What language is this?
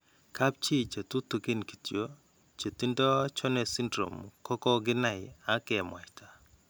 Kalenjin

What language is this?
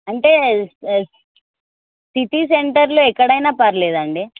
Telugu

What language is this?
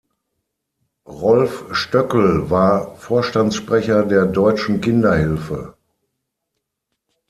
German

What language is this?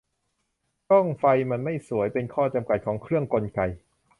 Thai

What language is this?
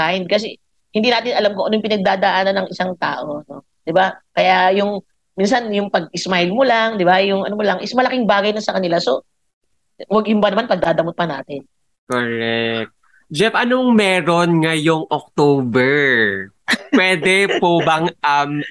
Filipino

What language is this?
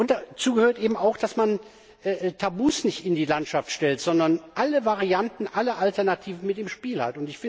German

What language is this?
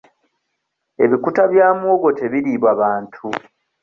Ganda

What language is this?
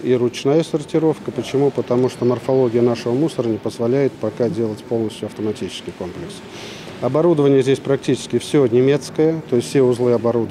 Russian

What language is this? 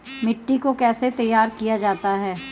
Hindi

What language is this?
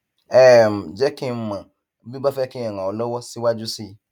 Yoruba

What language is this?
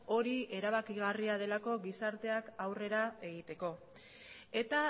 Basque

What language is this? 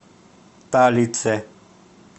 Russian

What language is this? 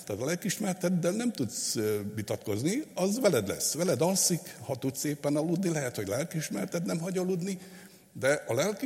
Hungarian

